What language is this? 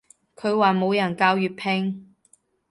Cantonese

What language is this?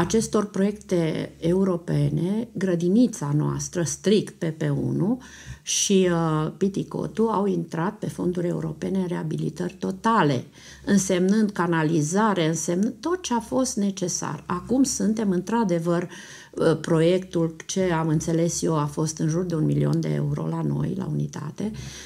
Romanian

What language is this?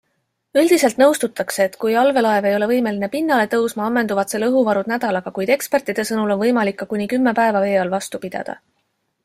Estonian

